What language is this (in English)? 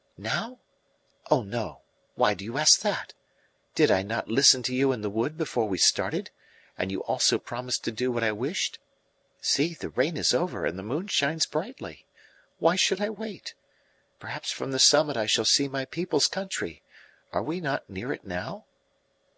English